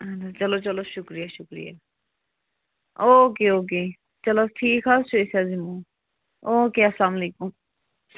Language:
Kashmiri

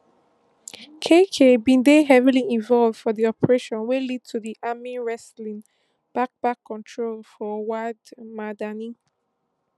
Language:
Nigerian Pidgin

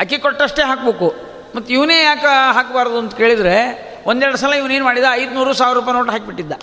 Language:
Kannada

